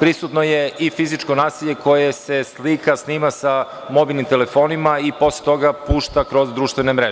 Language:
Serbian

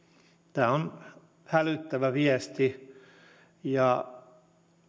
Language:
Finnish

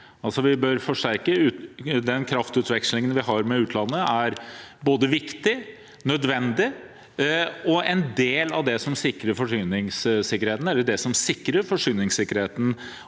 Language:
Norwegian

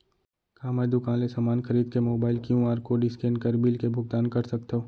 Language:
Chhattisgarhi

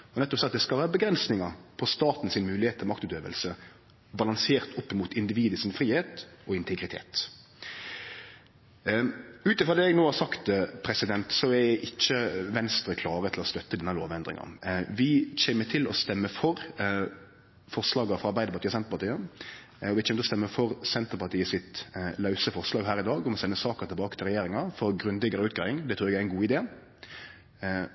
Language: Norwegian Nynorsk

